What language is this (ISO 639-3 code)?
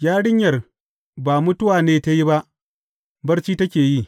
hau